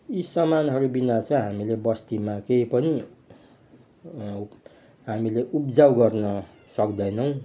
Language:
Nepali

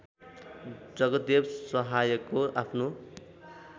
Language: Nepali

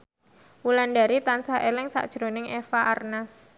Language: Javanese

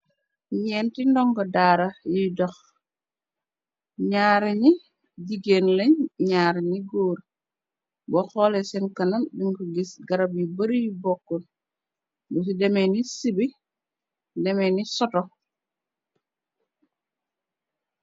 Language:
Wolof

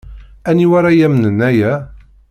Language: Kabyle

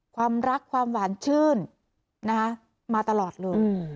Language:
Thai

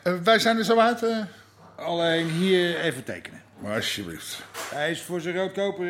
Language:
Dutch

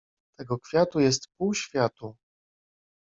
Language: Polish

